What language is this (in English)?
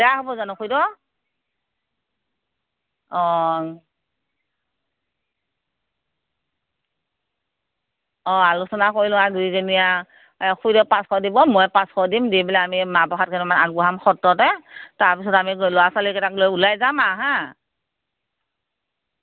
Assamese